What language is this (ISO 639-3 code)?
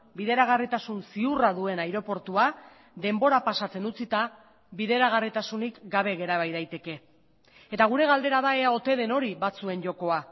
eus